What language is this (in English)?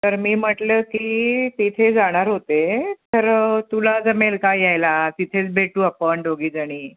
Marathi